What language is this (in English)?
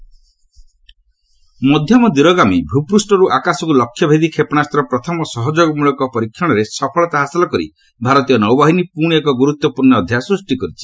Odia